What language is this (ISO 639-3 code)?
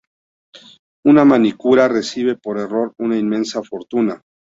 spa